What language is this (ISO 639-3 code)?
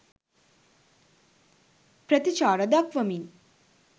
sin